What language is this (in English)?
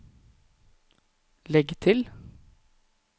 Norwegian